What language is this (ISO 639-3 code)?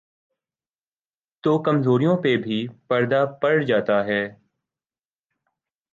urd